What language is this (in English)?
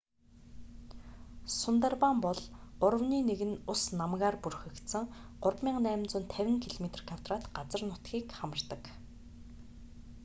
Mongolian